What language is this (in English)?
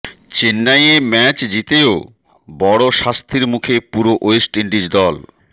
Bangla